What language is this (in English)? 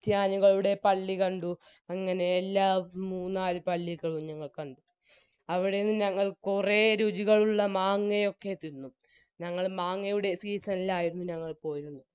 Malayalam